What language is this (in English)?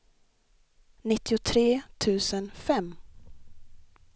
Swedish